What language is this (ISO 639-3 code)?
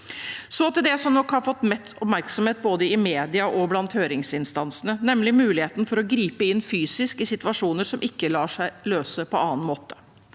nor